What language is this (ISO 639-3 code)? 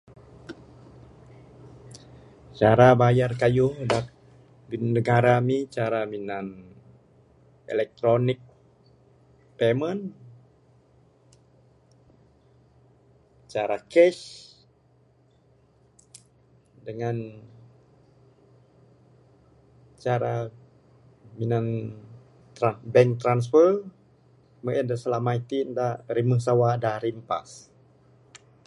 sdo